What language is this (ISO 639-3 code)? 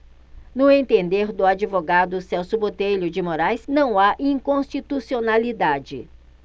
por